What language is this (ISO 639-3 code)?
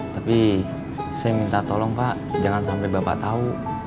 ind